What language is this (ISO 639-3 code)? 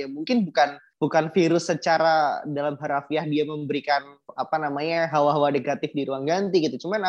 ind